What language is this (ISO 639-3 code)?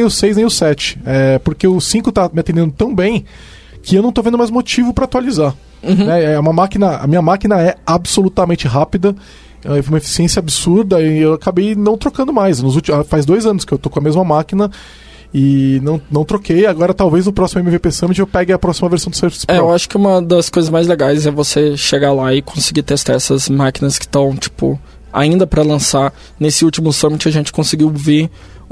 por